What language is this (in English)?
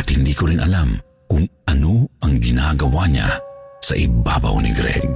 Filipino